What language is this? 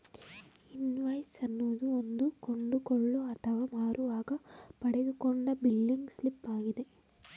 Kannada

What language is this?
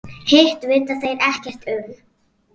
Icelandic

